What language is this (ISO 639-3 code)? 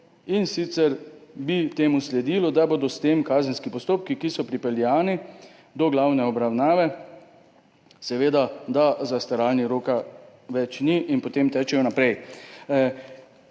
slv